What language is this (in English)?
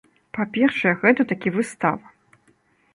Belarusian